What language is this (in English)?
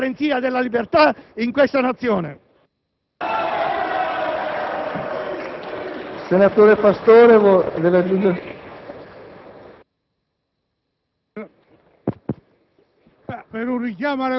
Italian